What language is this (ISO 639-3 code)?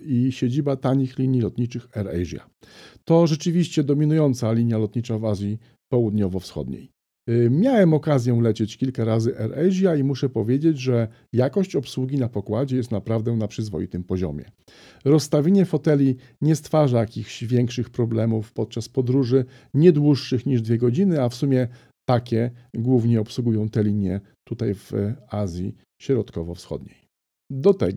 pol